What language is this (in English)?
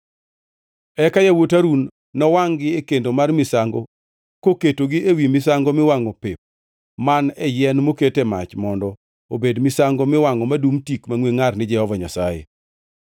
Luo (Kenya and Tanzania)